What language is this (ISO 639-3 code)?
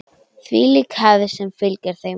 isl